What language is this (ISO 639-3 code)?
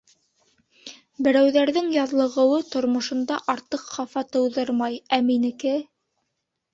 bak